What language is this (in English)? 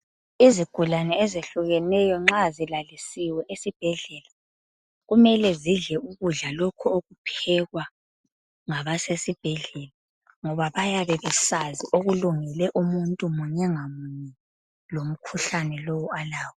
North Ndebele